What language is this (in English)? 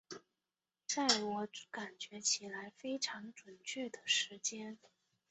Chinese